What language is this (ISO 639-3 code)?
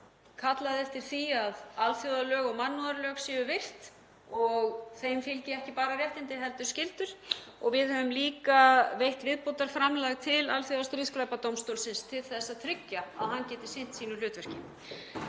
isl